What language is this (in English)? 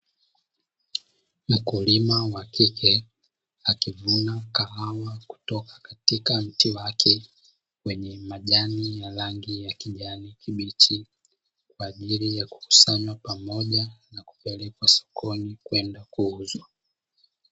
Swahili